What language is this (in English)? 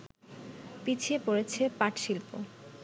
Bangla